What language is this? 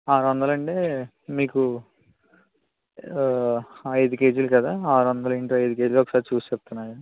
Telugu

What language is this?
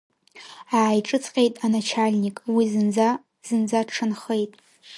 Abkhazian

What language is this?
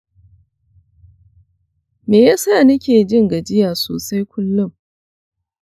Hausa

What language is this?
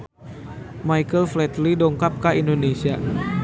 Sundanese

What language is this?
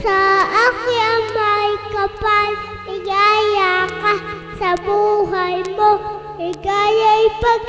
Filipino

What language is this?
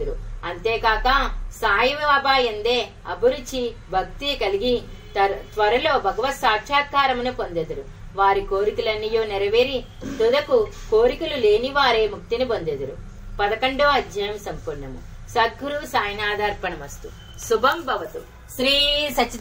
Telugu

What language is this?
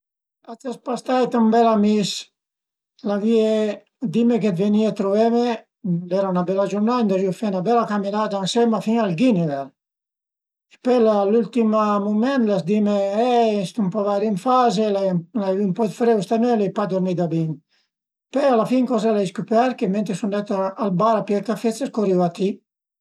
Piedmontese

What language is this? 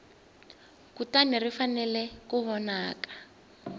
Tsonga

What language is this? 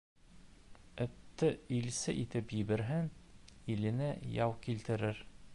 Bashkir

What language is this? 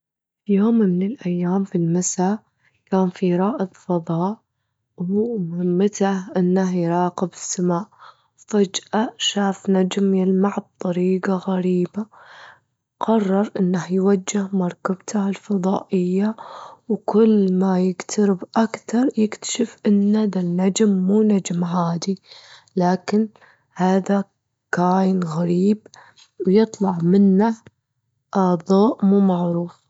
Gulf Arabic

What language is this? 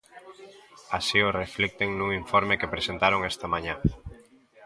Galician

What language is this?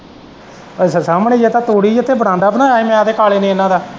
Punjabi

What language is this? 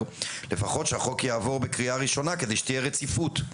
Hebrew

